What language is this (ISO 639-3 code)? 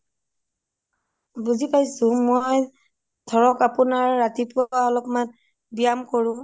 asm